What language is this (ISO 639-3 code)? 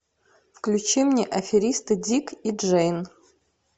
rus